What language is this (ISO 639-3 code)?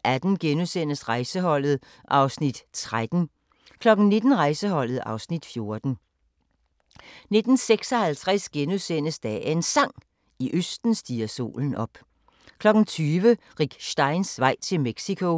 dan